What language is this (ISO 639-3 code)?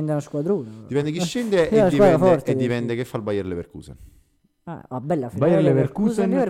ita